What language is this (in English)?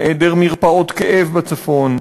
Hebrew